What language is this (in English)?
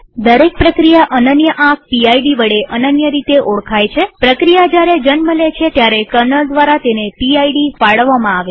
Gujarati